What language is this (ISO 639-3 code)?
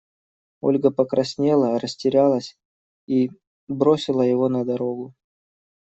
rus